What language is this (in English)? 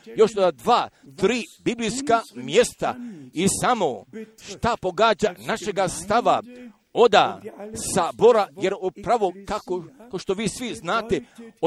Croatian